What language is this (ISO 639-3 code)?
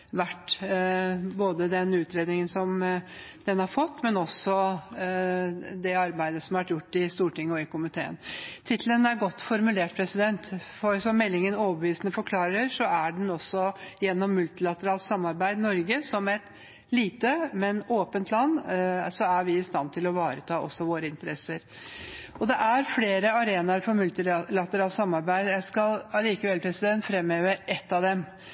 nob